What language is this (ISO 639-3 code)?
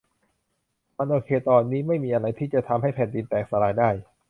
tha